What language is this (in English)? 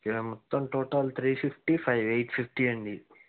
Telugu